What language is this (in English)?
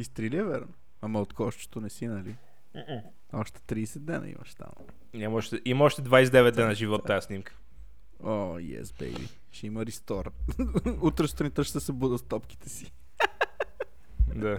Bulgarian